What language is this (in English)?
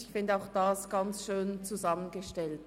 Swiss German